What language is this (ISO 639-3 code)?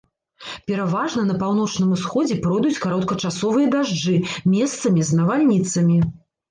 bel